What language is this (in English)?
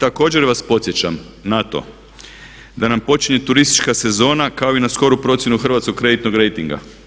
Croatian